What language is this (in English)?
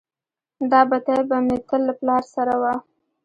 Pashto